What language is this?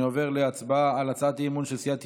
Hebrew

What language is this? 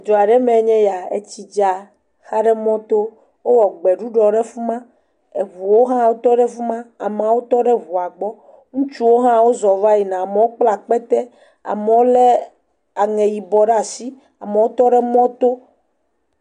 Ewe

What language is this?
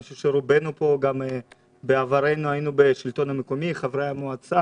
Hebrew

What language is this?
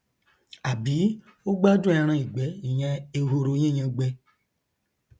Yoruba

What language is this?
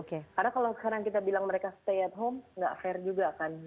Indonesian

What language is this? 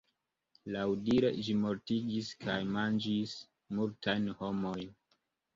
Esperanto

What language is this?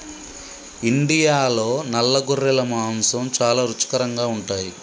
Telugu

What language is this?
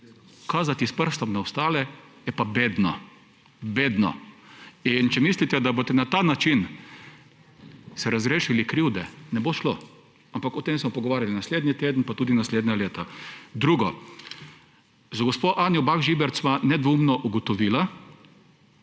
Slovenian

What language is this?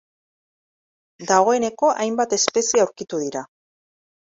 Basque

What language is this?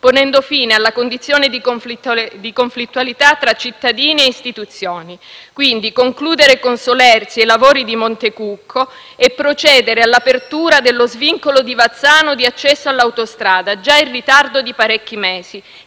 Italian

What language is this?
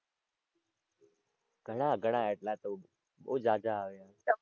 Gujarati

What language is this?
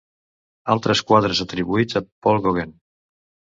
Catalan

